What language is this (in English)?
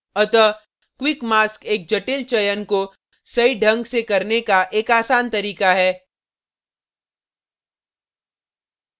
Hindi